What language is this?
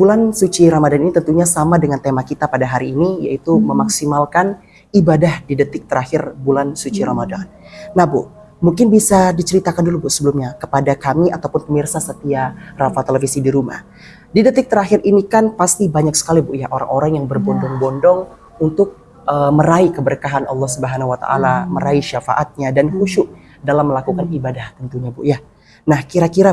Indonesian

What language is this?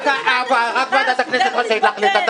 Hebrew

